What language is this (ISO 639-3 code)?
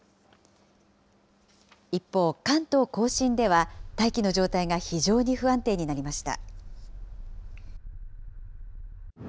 jpn